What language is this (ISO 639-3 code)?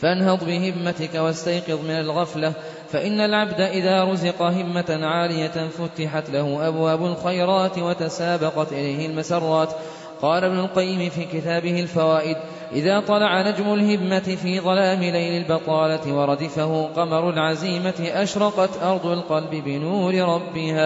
ara